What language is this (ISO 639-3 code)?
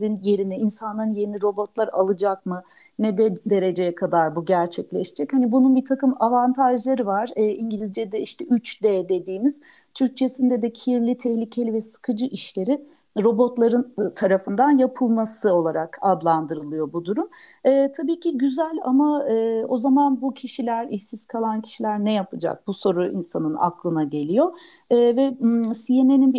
tur